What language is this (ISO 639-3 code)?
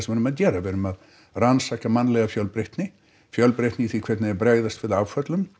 isl